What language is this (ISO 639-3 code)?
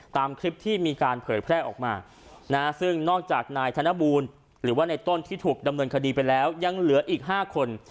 tha